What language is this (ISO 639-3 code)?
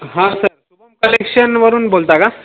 mar